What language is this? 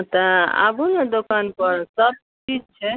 Maithili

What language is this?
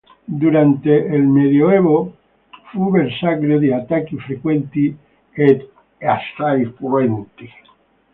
Italian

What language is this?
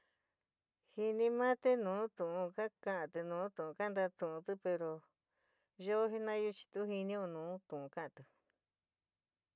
San Miguel El Grande Mixtec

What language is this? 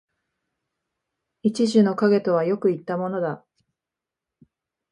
Japanese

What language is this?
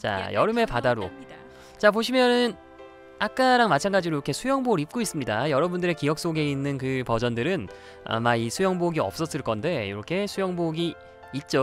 Korean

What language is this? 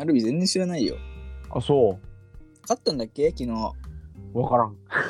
Japanese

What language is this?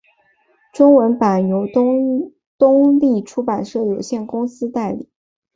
Chinese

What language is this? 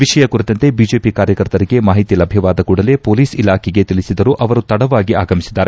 Kannada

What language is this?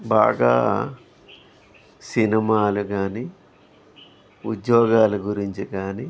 Telugu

